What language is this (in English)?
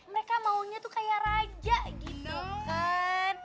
Indonesian